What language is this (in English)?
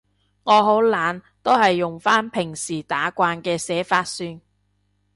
Cantonese